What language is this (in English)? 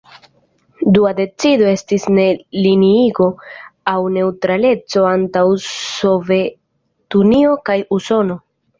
Esperanto